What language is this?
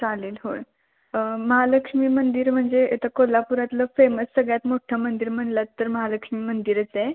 Marathi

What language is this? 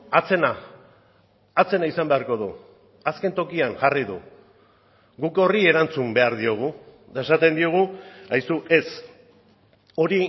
Basque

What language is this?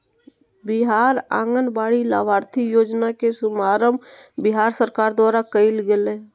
Magahi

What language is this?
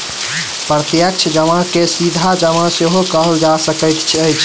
Maithili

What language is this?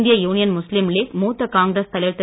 Tamil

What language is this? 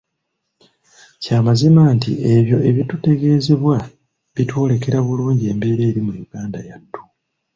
Ganda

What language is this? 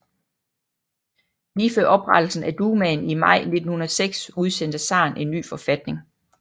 Danish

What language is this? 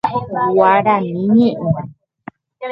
Guarani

